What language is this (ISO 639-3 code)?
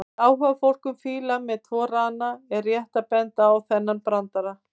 isl